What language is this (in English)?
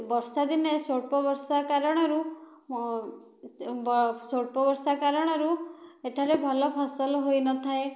Odia